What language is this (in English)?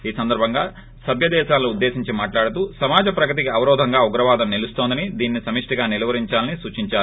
Telugu